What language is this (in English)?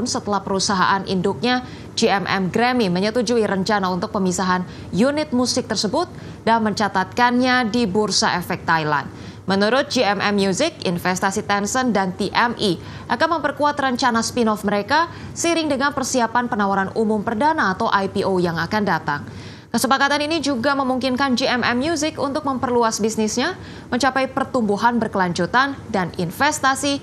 Indonesian